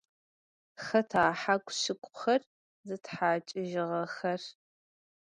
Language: Adyghe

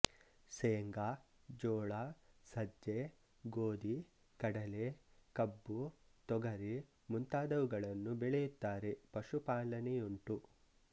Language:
Kannada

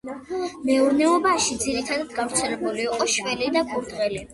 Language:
Georgian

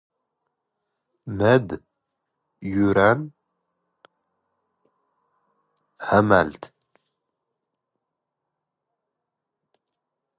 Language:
Standard Moroccan Tamazight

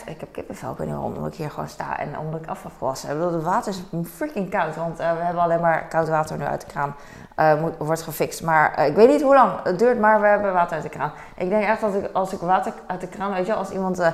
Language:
Dutch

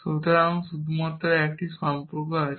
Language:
Bangla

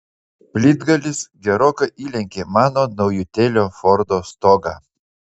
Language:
Lithuanian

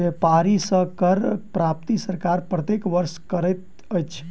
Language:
Maithili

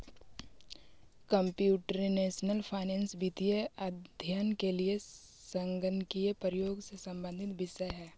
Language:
Magahi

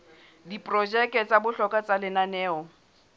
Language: Southern Sotho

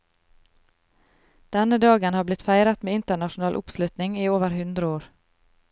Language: Norwegian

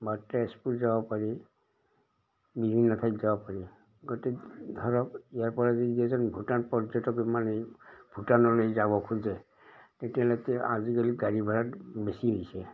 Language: Assamese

